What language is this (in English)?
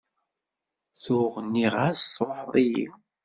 Kabyle